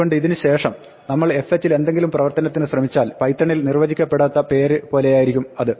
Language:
Malayalam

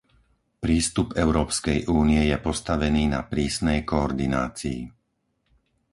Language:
Slovak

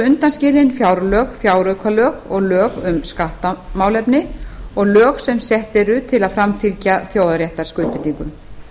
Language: Icelandic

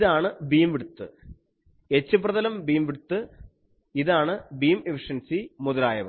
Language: Malayalam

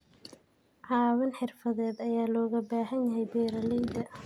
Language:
Somali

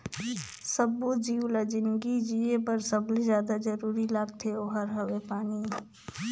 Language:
Chhattisgarhi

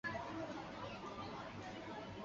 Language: Chinese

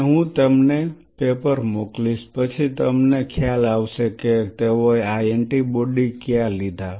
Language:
Gujarati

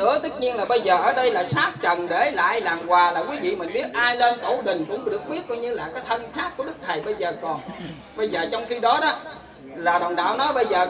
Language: Vietnamese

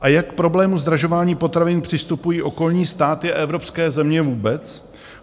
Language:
Czech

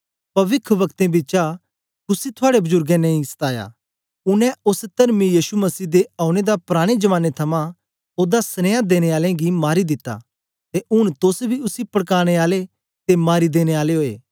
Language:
Dogri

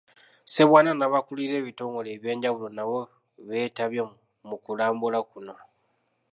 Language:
Ganda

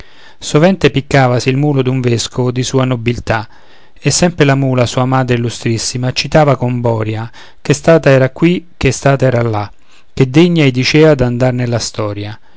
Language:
Italian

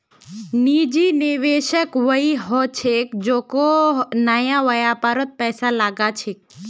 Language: Magahi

